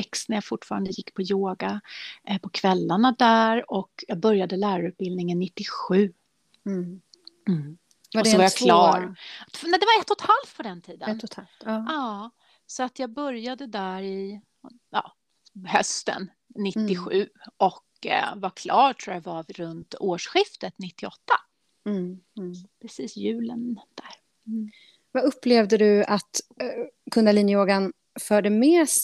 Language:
Swedish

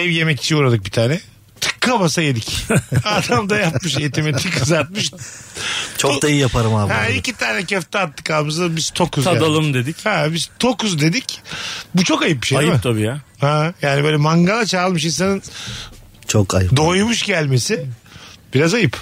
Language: Turkish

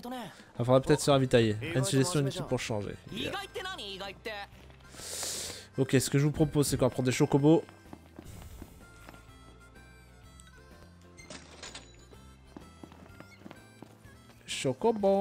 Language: French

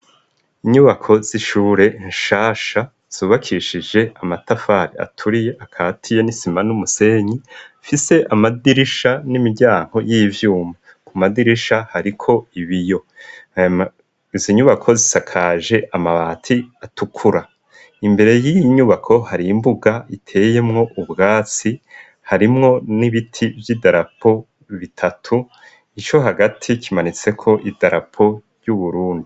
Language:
Rundi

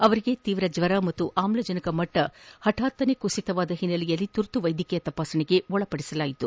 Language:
Kannada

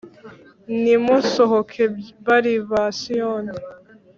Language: Kinyarwanda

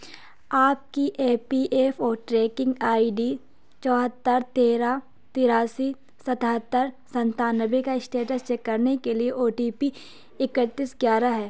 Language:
Urdu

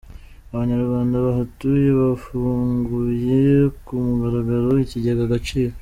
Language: Kinyarwanda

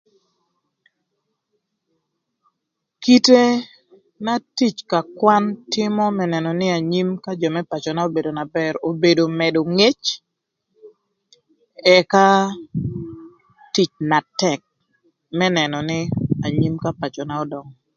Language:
Thur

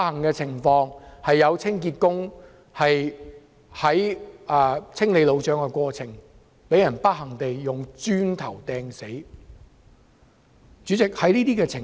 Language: Cantonese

